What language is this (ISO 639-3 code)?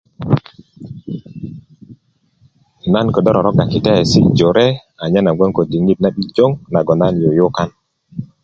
ukv